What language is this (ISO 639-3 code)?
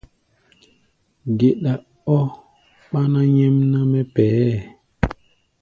gba